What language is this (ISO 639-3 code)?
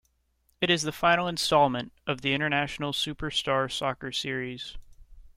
eng